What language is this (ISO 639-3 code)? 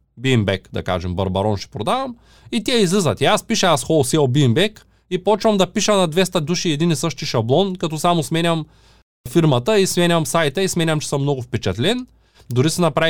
bul